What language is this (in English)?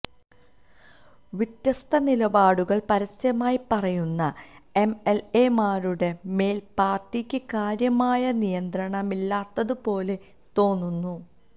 Malayalam